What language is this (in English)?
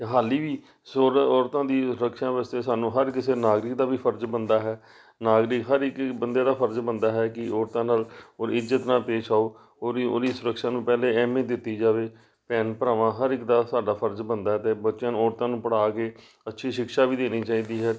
Punjabi